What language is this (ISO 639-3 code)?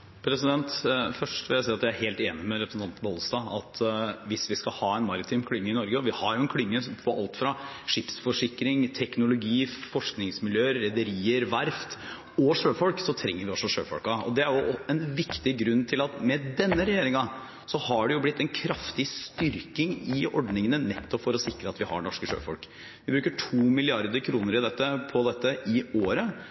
nor